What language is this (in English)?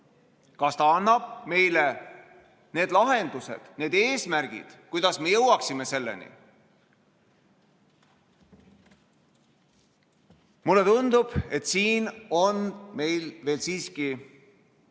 Estonian